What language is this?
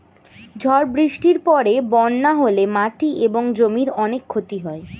Bangla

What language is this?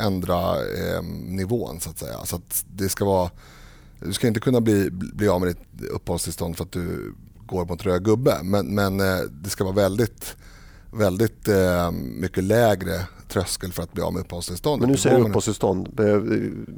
Swedish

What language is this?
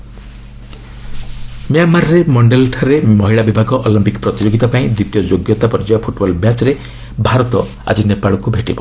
Odia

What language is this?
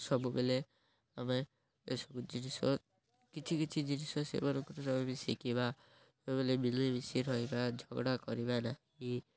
Odia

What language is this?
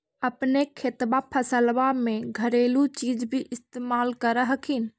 Magahi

